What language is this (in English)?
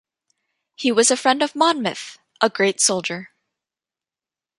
English